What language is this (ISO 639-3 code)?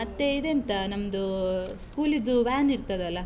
kan